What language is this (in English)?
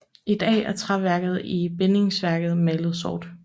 Danish